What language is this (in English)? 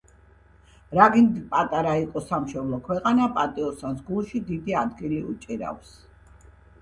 Georgian